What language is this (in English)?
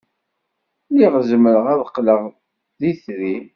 Kabyle